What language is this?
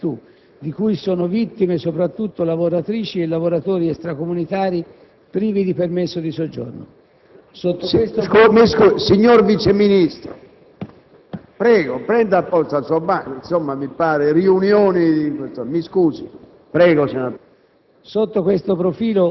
Italian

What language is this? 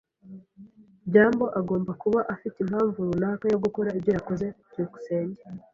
Kinyarwanda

